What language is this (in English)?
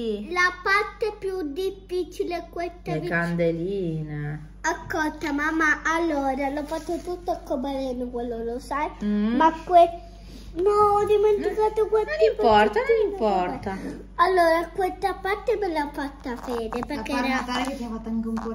Italian